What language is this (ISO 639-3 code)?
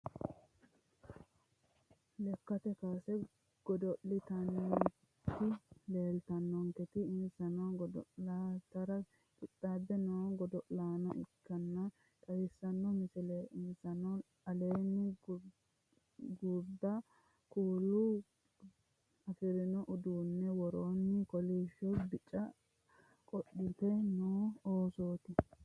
sid